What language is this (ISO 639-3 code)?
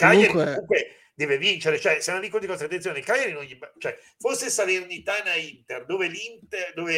ita